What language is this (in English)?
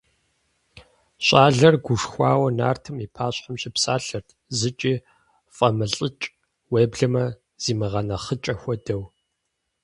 Kabardian